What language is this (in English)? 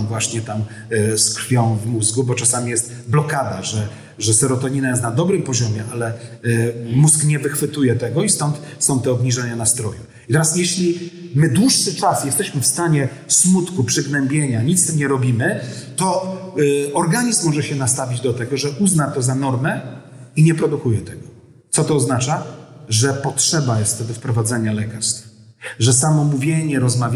Polish